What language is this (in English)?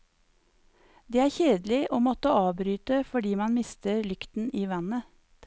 Norwegian